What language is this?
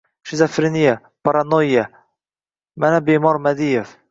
Uzbek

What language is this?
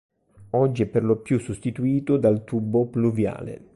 Italian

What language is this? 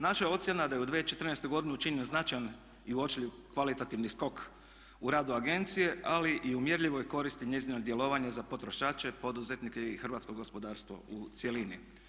Croatian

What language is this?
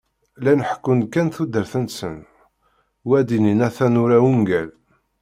Kabyle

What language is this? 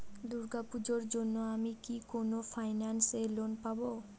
Bangla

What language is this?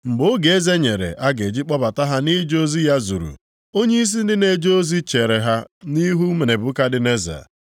Igbo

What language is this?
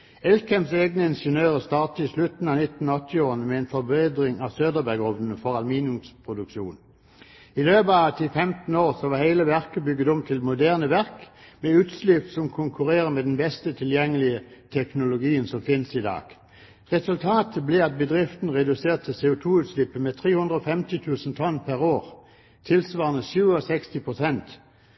Norwegian Bokmål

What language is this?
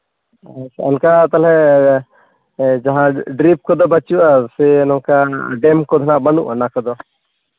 Santali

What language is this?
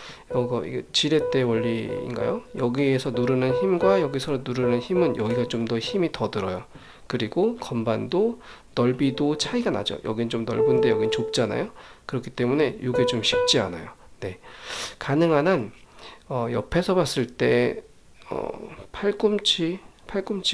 Korean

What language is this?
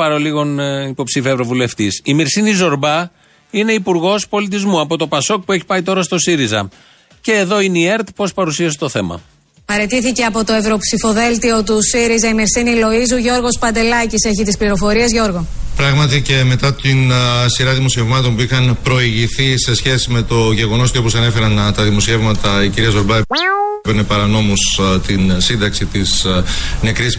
Greek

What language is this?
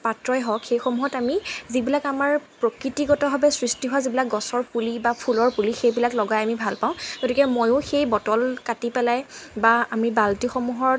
Assamese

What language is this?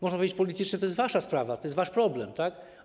Polish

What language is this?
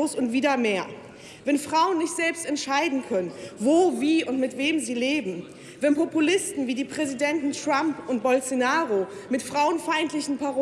German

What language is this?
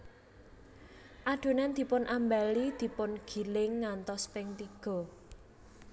Javanese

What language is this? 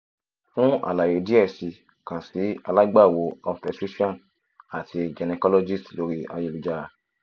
Yoruba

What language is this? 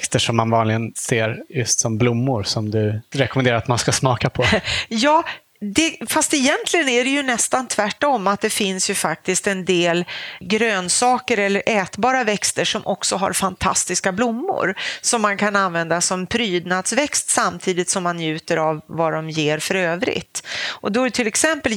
Swedish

